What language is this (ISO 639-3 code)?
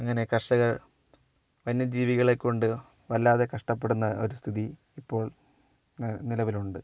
mal